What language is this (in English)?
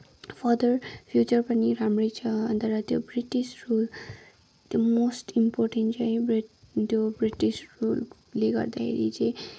Nepali